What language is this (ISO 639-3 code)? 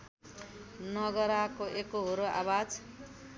nep